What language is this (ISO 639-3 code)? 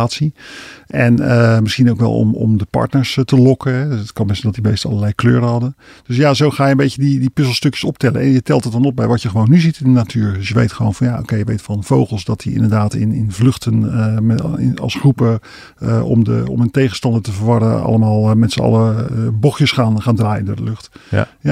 nld